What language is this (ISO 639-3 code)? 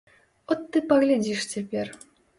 bel